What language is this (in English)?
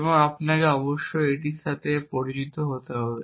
Bangla